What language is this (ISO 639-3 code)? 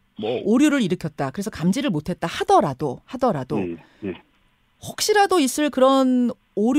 kor